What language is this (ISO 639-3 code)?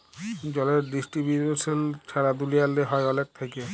ben